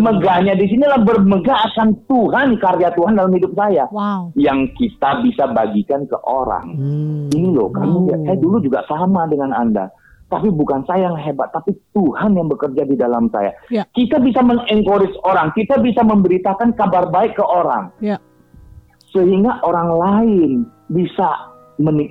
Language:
Indonesian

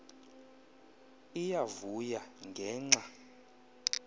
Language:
Xhosa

